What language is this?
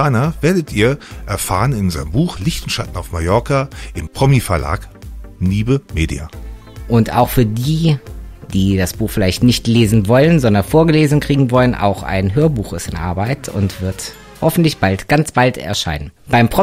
German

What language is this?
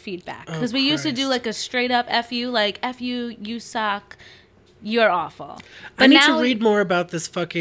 English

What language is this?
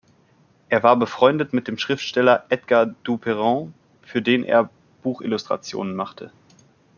German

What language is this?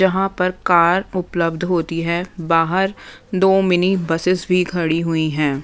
Hindi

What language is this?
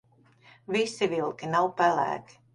Latvian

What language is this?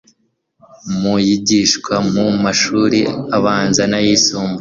Kinyarwanda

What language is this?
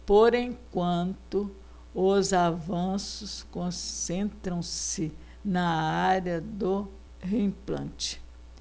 Portuguese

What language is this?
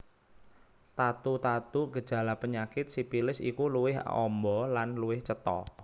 Javanese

